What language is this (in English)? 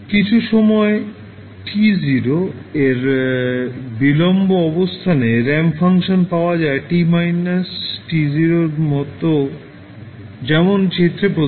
Bangla